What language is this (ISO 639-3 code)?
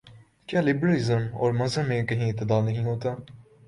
urd